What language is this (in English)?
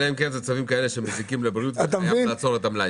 Hebrew